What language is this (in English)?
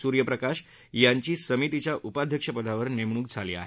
Marathi